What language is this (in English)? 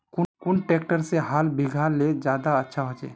Magahi